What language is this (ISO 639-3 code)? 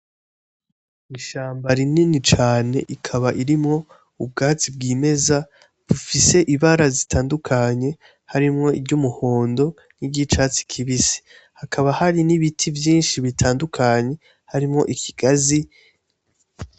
run